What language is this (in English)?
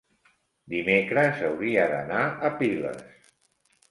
Catalan